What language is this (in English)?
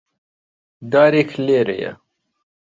Central Kurdish